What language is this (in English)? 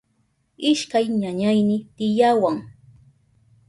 Southern Pastaza Quechua